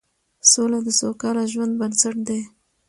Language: Pashto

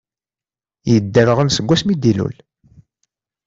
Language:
Kabyle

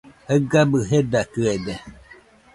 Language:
Nüpode Huitoto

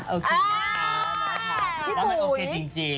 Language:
Thai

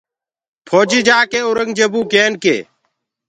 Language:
Gurgula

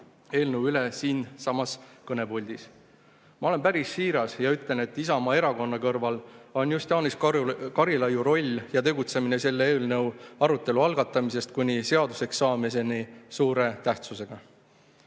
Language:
Estonian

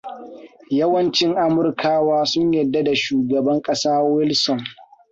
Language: Hausa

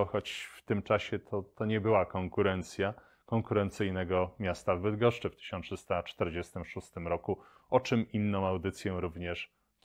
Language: Polish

